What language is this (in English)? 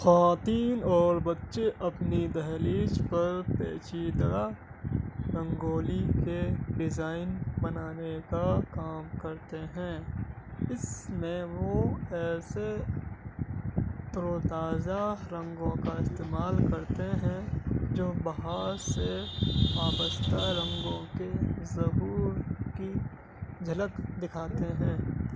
Urdu